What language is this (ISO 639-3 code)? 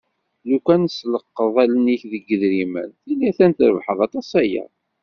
kab